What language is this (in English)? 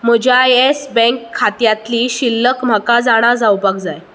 Konkani